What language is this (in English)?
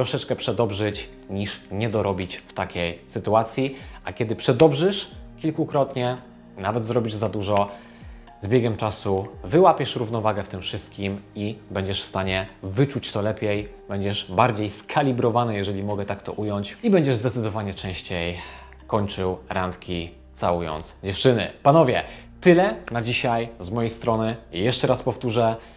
Polish